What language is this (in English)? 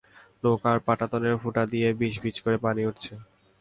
Bangla